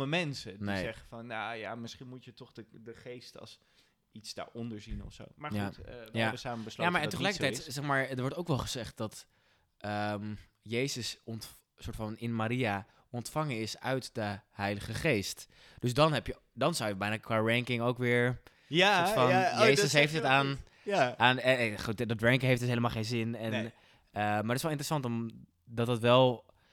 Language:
Dutch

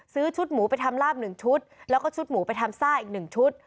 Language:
Thai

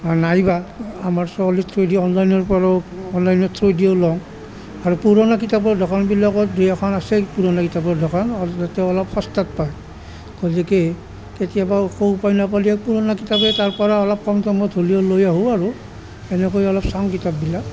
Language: Assamese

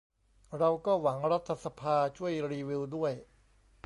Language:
Thai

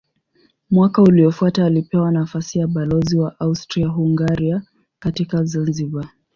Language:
Swahili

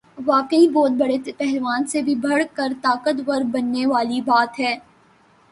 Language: Urdu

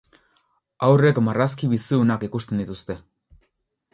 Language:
Basque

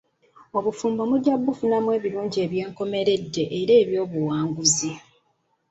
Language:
Ganda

